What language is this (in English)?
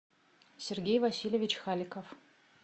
Russian